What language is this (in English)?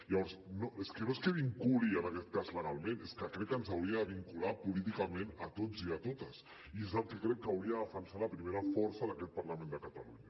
Catalan